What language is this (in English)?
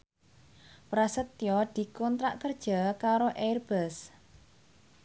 Javanese